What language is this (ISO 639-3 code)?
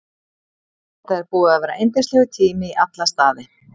isl